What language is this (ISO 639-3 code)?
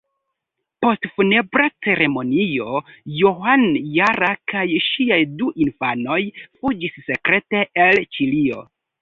epo